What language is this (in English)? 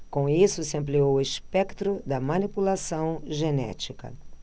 Portuguese